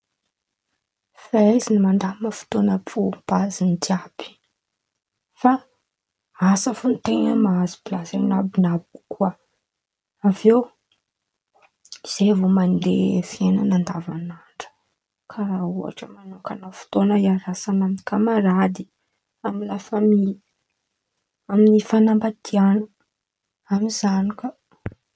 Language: Antankarana Malagasy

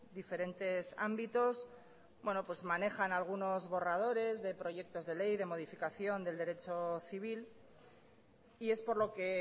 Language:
Spanish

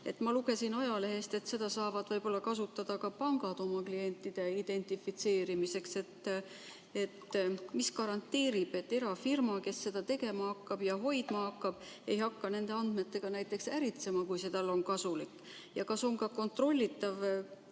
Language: Estonian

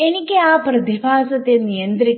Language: Malayalam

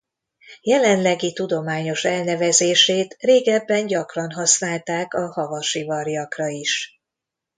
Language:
Hungarian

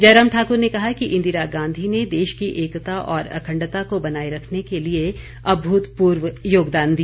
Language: Hindi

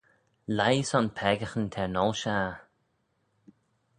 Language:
Manx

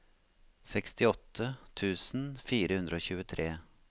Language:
Norwegian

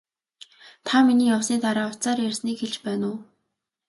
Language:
Mongolian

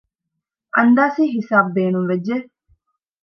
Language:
Divehi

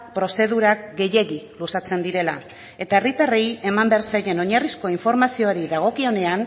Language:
Basque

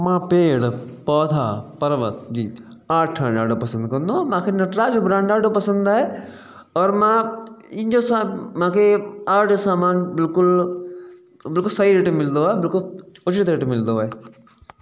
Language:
Sindhi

